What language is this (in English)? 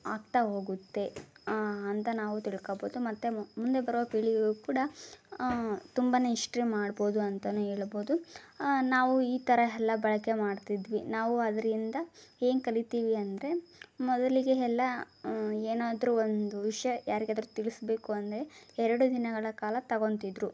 Kannada